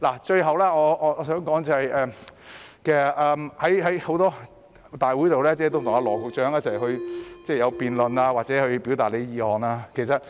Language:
Cantonese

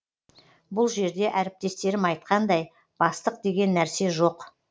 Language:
Kazakh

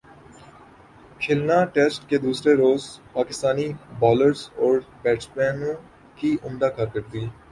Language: Urdu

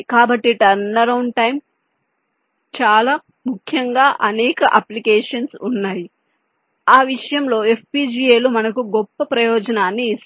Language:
Telugu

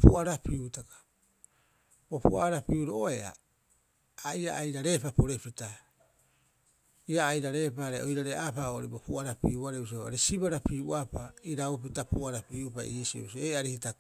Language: Rapoisi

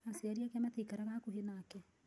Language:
Kikuyu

